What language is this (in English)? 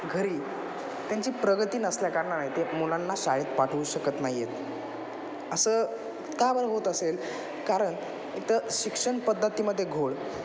Marathi